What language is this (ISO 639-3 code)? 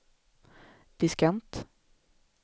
swe